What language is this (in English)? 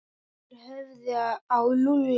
Icelandic